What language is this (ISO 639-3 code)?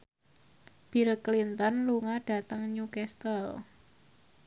jav